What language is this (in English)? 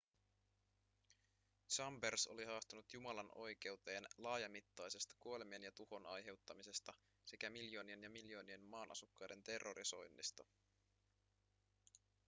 Finnish